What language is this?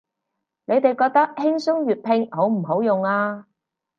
Cantonese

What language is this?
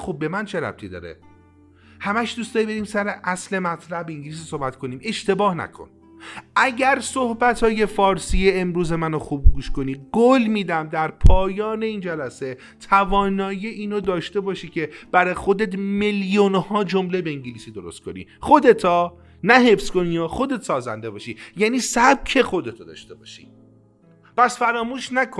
Persian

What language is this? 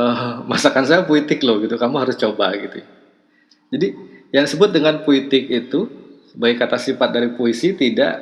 Indonesian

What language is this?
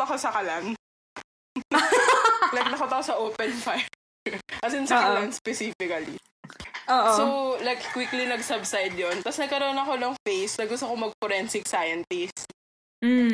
Filipino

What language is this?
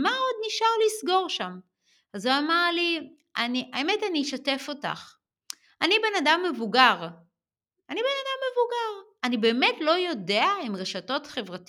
Hebrew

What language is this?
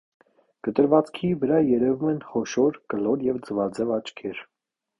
Armenian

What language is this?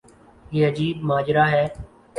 Urdu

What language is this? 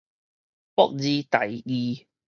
Min Nan Chinese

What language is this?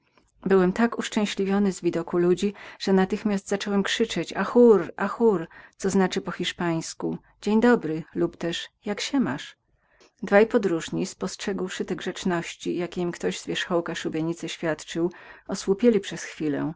Polish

